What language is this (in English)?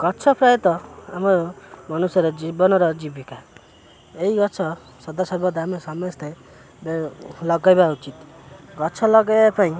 Odia